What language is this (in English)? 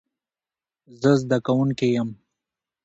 Pashto